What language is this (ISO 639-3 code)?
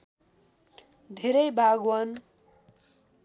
nep